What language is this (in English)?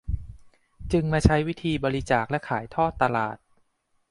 Thai